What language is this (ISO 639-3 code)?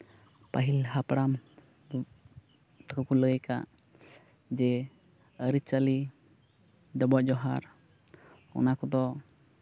sat